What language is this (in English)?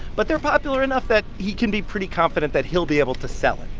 English